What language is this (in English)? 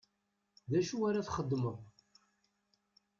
Kabyle